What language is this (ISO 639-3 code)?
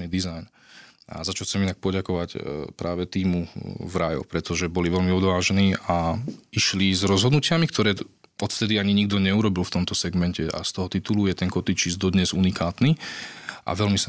slk